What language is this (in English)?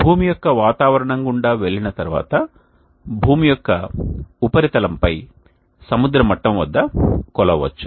Telugu